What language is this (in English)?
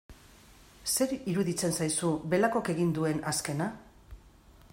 Basque